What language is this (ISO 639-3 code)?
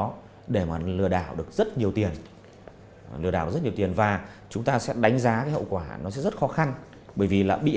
vie